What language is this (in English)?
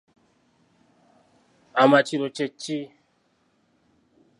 Ganda